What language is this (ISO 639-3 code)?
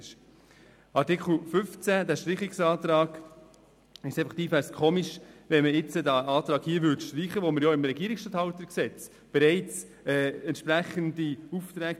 gsw